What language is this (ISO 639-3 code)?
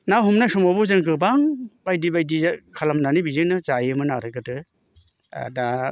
brx